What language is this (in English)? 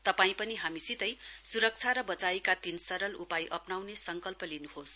Nepali